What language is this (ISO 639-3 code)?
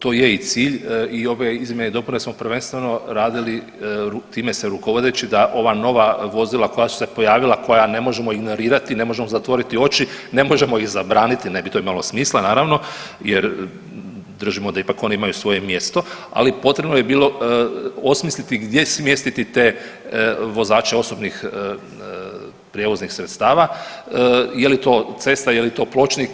hrv